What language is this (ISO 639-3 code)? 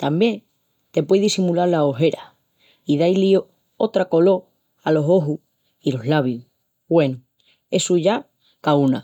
ext